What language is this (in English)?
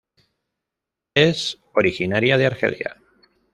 Spanish